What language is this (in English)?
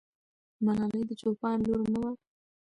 Pashto